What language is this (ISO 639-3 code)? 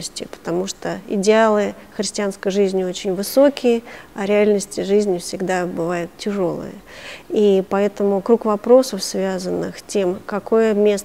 rus